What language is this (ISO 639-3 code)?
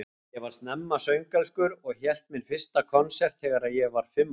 isl